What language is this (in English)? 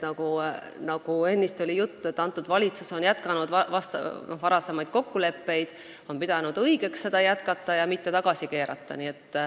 Estonian